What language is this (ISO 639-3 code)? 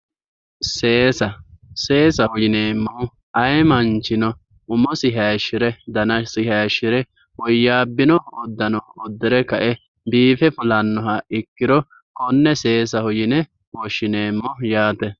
sid